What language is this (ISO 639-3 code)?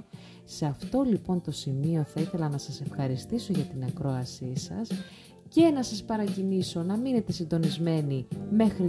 ell